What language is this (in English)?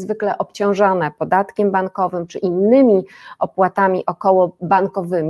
Polish